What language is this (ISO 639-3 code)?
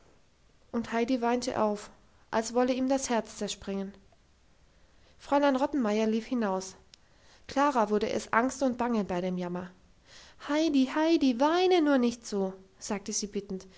deu